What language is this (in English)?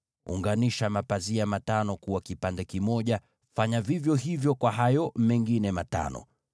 Swahili